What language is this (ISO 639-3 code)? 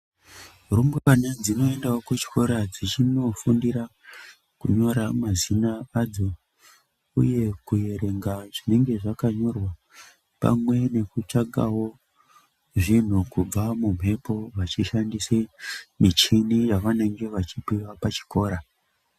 ndc